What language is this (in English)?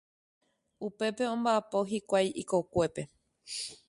Guarani